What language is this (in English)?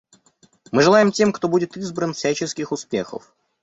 Russian